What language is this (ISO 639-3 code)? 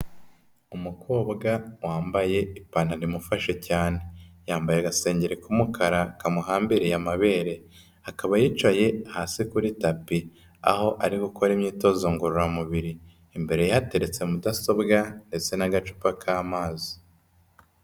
kin